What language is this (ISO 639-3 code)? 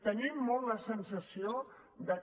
cat